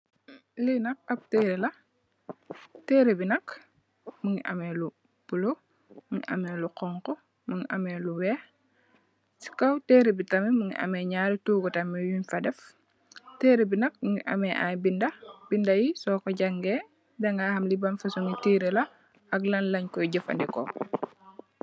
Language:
Wolof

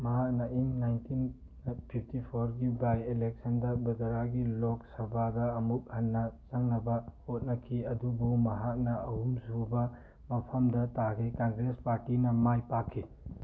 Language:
Manipuri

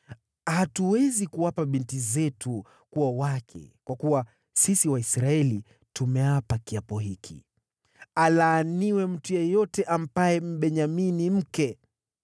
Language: Swahili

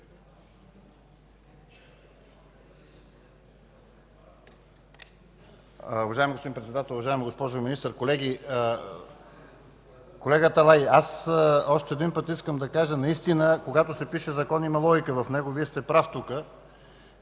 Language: Bulgarian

